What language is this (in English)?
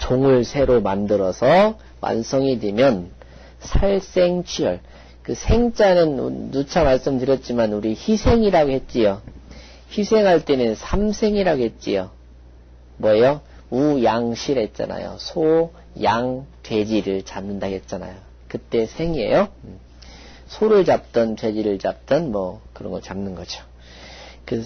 Korean